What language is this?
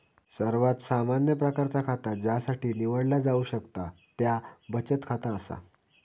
Marathi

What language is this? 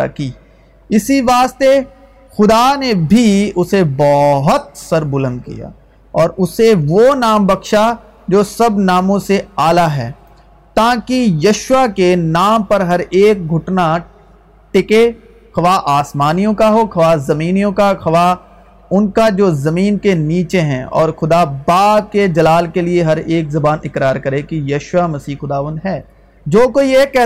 Urdu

